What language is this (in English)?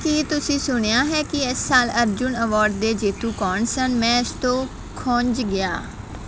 Punjabi